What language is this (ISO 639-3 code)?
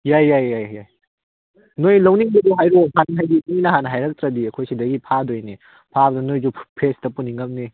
mni